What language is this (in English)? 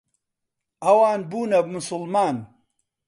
Central Kurdish